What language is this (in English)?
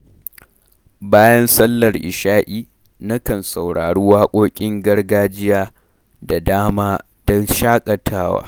Hausa